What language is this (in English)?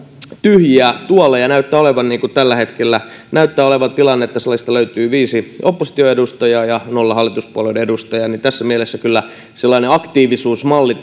Finnish